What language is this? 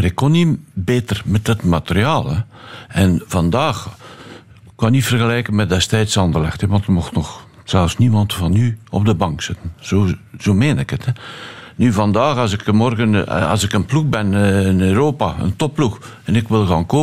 Dutch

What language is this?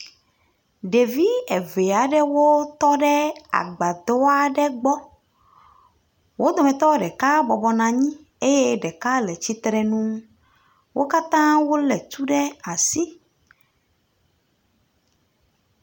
Ewe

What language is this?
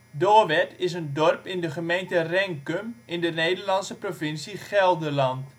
Dutch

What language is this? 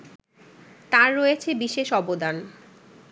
Bangla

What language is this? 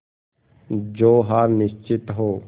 Hindi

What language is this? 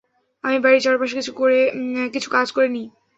Bangla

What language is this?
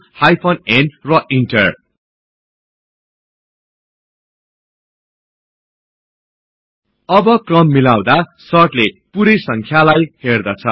Nepali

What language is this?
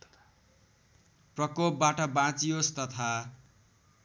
Nepali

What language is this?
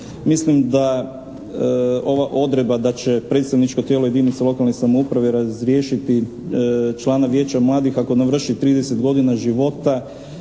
Croatian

